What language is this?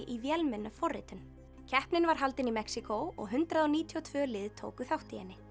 Icelandic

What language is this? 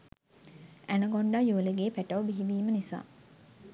Sinhala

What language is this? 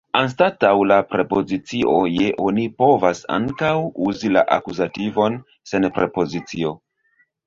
Esperanto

